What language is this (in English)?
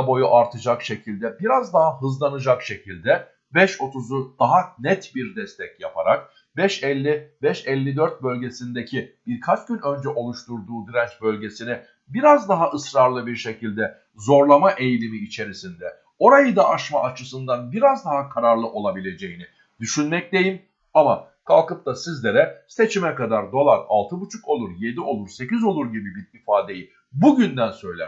Turkish